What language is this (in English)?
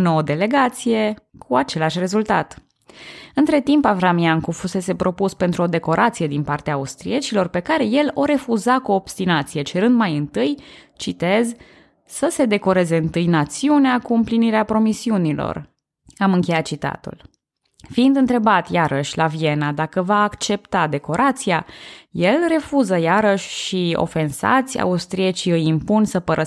Romanian